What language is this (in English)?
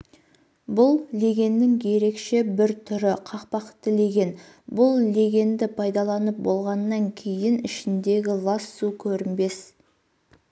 Kazakh